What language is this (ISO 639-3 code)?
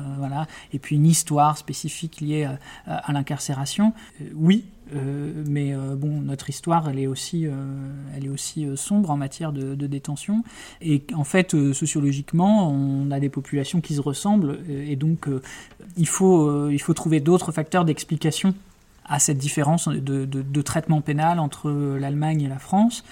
fra